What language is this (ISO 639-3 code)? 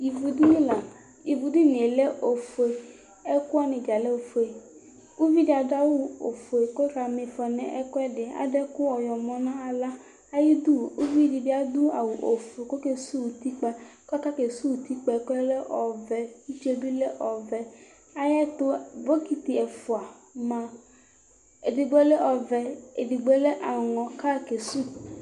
kpo